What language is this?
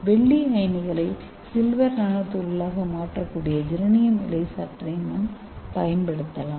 Tamil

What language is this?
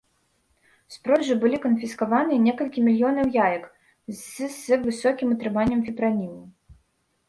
Belarusian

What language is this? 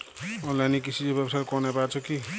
Bangla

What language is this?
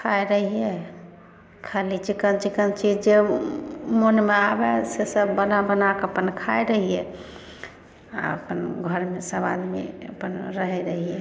Maithili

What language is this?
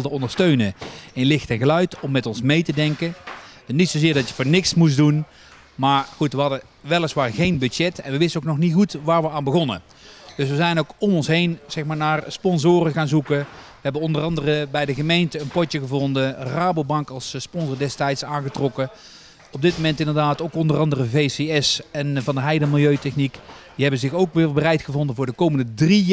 Dutch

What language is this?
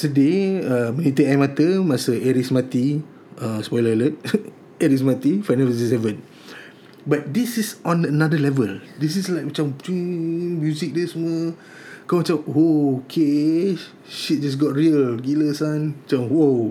Malay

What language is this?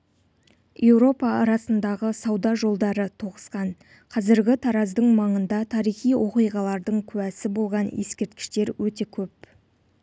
Kazakh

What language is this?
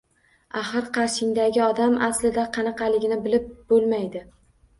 Uzbek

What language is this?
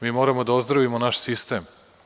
Serbian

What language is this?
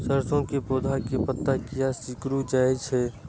Maithili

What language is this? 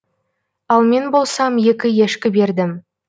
Kazakh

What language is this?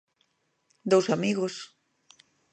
Galician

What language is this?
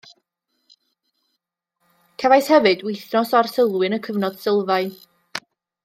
Welsh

